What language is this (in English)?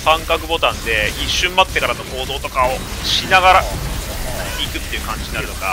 Japanese